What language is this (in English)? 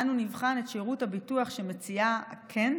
Hebrew